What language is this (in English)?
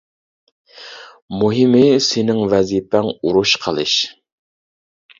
Uyghur